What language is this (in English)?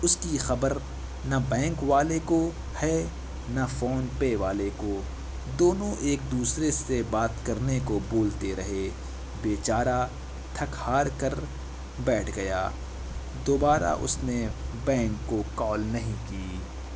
Urdu